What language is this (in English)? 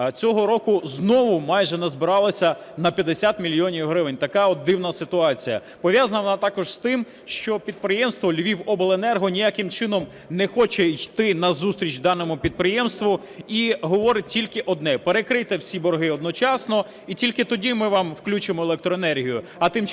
Ukrainian